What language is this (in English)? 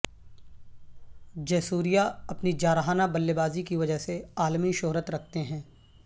Urdu